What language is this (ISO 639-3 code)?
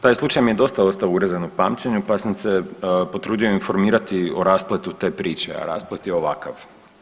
hrv